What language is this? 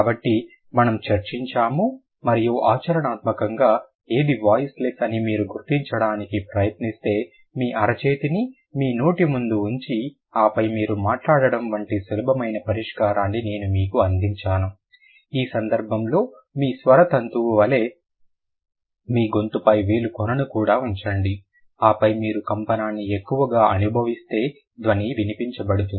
Telugu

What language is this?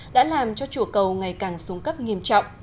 Vietnamese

